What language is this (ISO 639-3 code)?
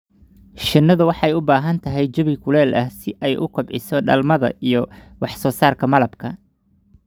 som